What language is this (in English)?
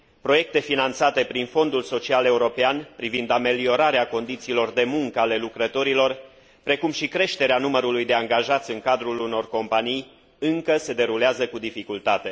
Romanian